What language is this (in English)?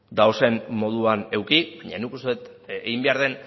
Basque